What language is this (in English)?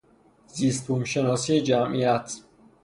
Persian